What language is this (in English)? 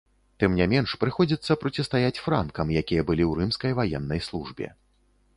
Belarusian